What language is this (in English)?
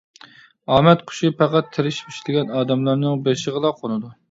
Uyghur